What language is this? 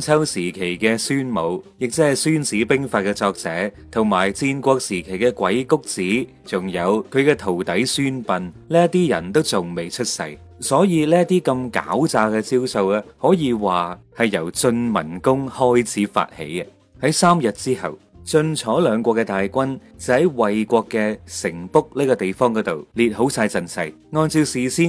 Chinese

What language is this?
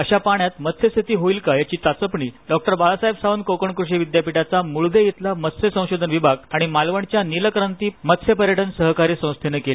Marathi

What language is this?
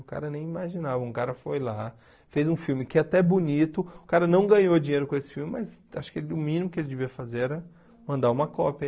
Portuguese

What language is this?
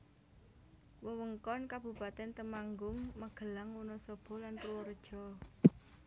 Javanese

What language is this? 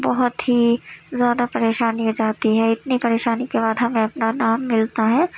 Urdu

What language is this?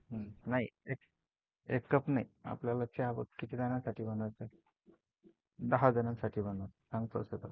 Marathi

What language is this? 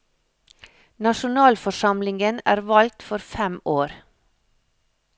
Norwegian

